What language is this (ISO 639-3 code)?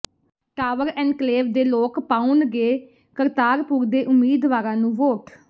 pan